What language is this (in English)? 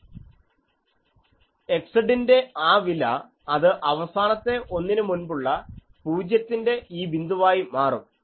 Malayalam